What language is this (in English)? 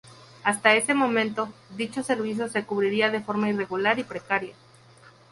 Spanish